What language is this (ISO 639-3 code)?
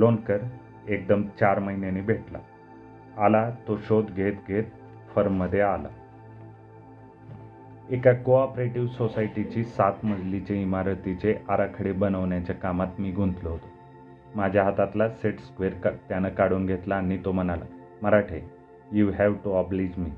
mar